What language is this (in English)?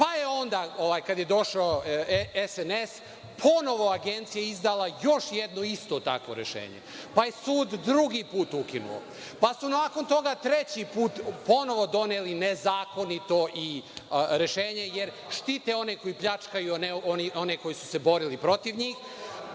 Serbian